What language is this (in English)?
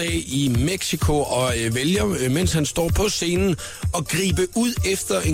Danish